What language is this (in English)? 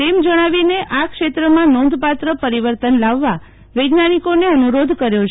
Gujarati